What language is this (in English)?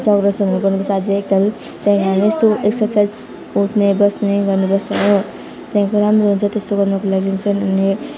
Nepali